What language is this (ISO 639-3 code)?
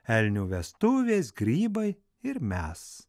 lit